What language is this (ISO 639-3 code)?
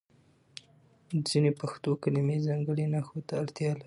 pus